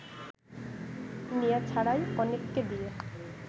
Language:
Bangla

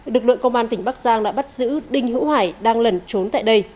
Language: Vietnamese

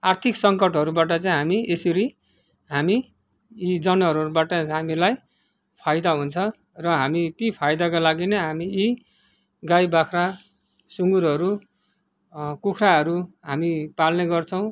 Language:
Nepali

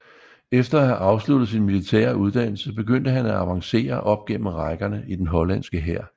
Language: Danish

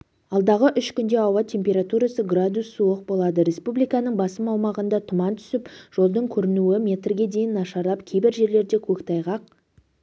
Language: Kazakh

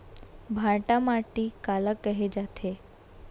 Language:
Chhattisgarhi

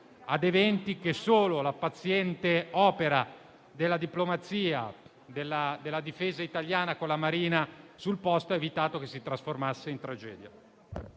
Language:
Italian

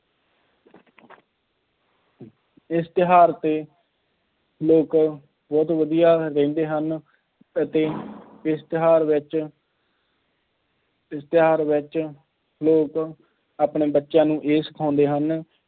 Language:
Punjabi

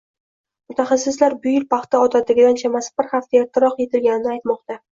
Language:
Uzbek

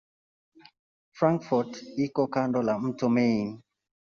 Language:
Swahili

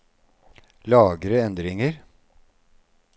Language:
Norwegian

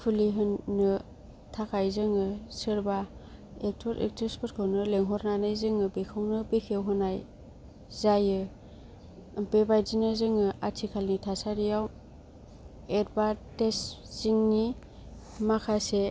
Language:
Bodo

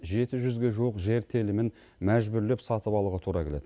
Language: Kazakh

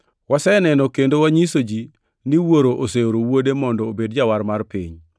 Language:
Luo (Kenya and Tanzania)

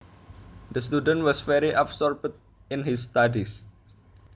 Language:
Javanese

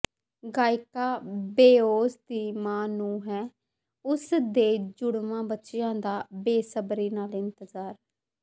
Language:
Punjabi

